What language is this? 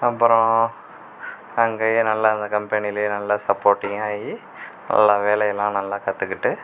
Tamil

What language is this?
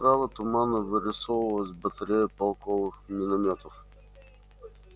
Russian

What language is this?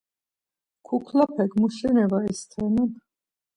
Laz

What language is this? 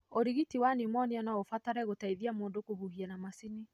Kikuyu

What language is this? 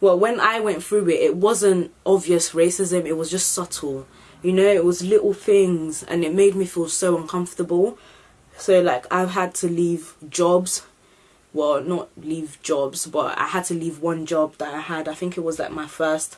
English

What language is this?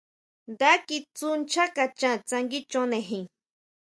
Huautla Mazatec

